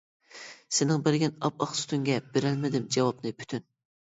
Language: Uyghur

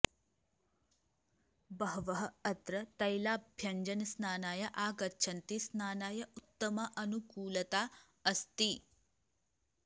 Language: Sanskrit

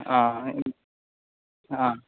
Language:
Malayalam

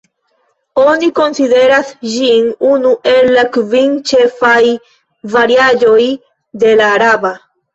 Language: Esperanto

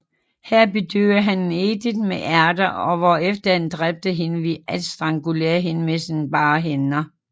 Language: Danish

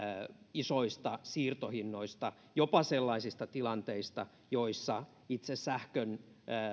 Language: Finnish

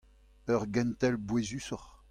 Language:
Breton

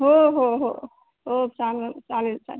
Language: Marathi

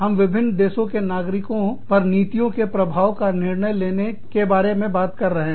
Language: Hindi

